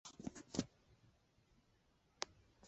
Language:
Chinese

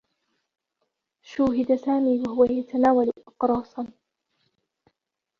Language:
Arabic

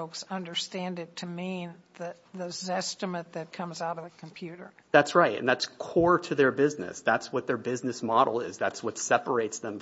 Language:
English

